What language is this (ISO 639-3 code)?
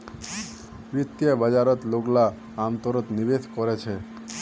mag